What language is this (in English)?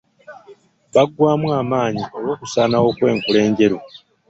Ganda